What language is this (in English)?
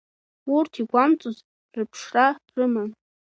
Abkhazian